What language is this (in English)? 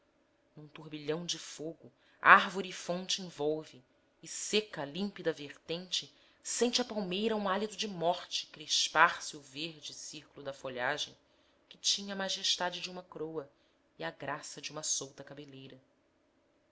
Portuguese